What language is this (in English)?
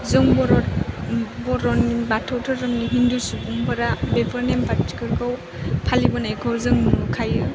Bodo